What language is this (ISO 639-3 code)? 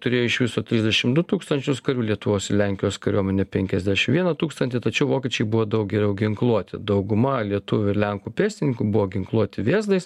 lit